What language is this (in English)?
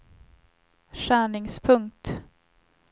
Swedish